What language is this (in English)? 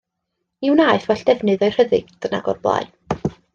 Welsh